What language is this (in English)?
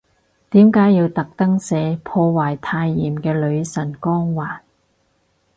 Cantonese